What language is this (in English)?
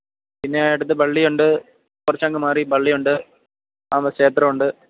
Malayalam